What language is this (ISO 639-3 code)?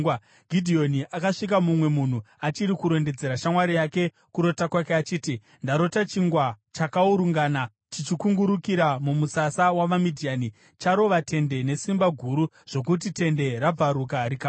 sna